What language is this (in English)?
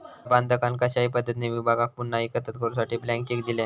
Marathi